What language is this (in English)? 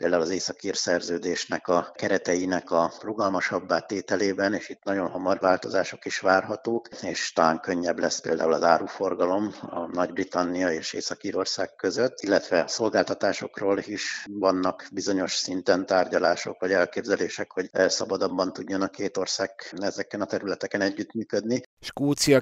Hungarian